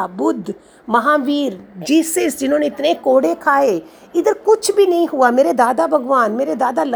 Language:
Hindi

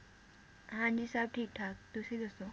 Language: Punjabi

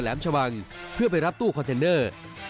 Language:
Thai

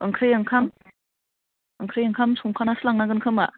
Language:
Bodo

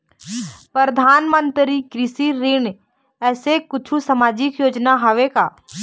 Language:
Chhattisgarhi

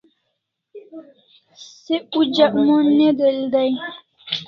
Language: Kalasha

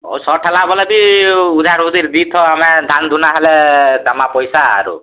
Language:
Odia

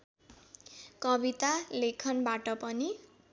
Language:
Nepali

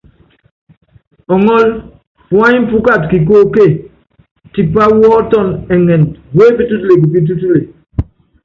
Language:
Yangben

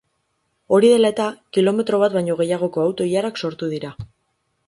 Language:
Basque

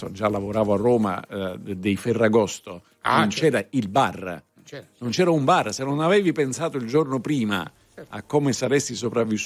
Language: Italian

